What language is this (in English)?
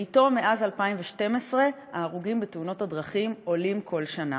Hebrew